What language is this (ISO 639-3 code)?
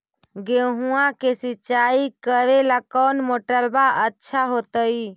mag